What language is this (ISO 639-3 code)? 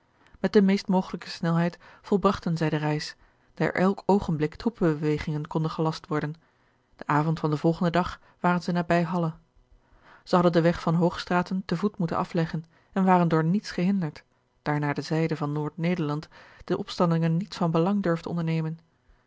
nld